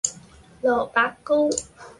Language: Cantonese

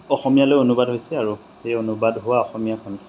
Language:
Assamese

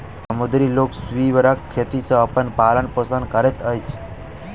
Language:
Maithili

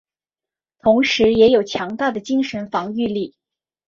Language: Chinese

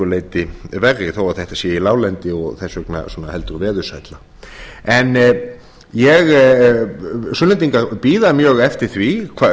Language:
Icelandic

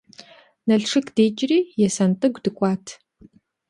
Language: Kabardian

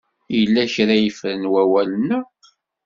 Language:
Kabyle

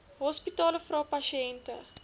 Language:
Afrikaans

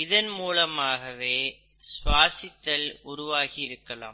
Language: Tamil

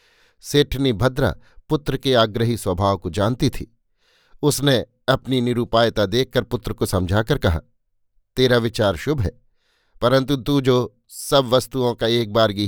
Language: Hindi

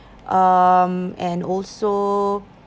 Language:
English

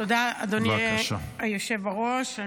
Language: Hebrew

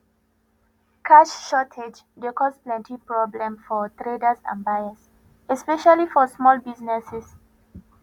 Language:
Nigerian Pidgin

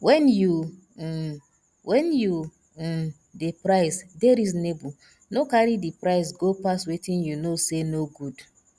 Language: Nigerian Pidgin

